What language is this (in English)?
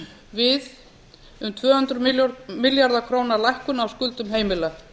Icelandic